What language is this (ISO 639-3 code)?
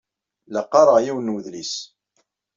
kab